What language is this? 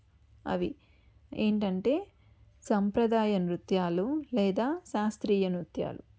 Telugu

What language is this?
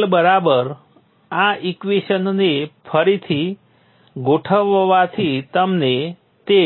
Gujarati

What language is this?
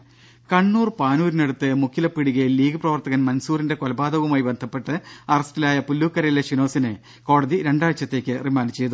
Malayalam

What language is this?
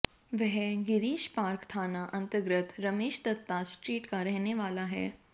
Hindi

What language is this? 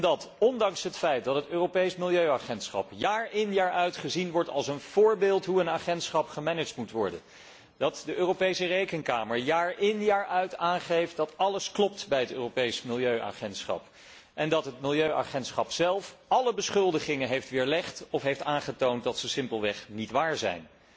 Dutch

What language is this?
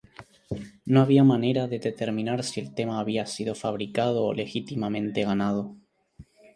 Spanish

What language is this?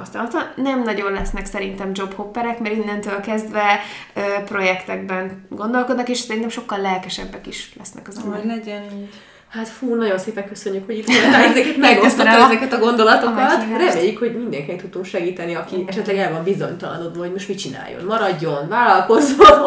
Hungarian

